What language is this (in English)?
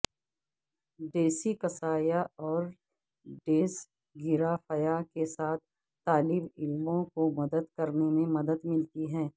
Urdu